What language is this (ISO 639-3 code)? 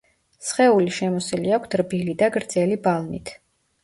kat